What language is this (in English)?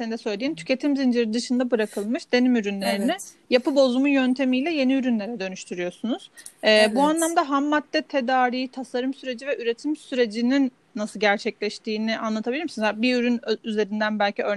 Turkish